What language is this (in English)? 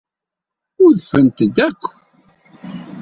Kabyle